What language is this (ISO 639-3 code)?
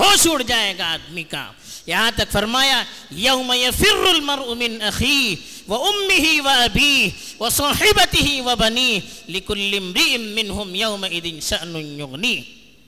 urd